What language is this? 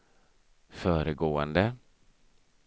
Swedish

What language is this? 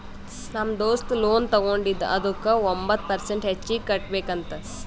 Kannada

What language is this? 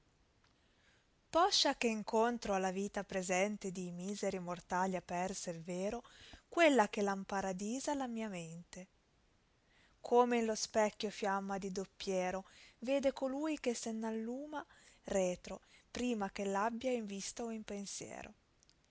Italian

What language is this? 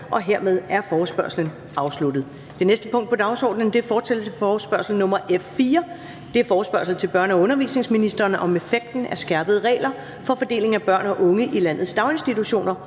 Danish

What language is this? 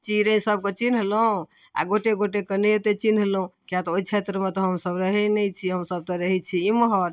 Maithili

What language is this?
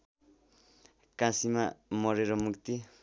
Nepali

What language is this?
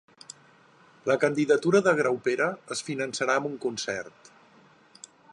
Catalan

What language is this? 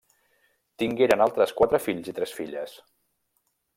Catalan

